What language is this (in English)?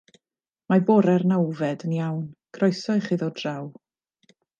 Welsh